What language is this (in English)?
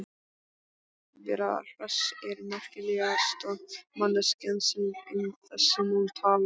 Icelandic